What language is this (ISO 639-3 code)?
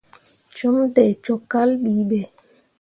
mua